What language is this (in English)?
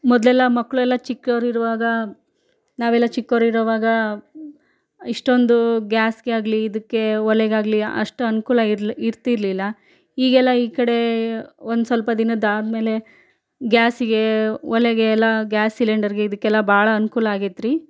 Kannada